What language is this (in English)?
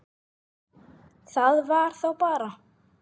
Icelandic